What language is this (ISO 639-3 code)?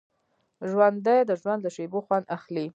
pus